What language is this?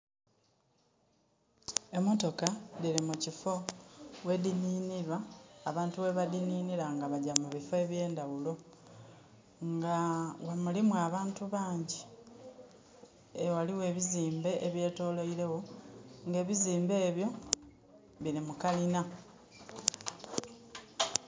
Soga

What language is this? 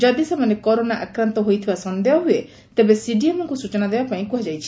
Odia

